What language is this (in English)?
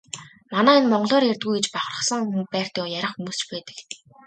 Mongolian